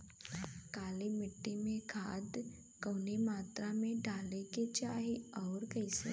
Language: Bhojpuri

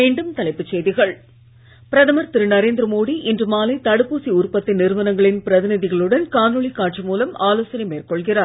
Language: Tamil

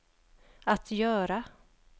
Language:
Swedish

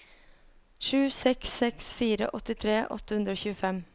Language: Norwegian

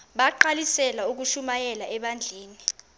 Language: Xhosa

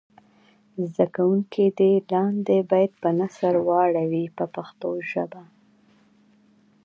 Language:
Pashto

